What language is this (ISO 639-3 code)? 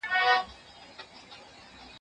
pus